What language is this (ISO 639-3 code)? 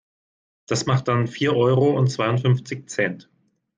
deu